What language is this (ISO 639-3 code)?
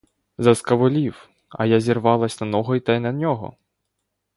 ukr